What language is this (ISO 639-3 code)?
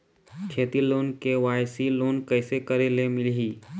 hne